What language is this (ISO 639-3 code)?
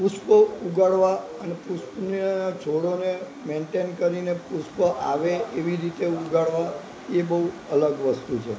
guj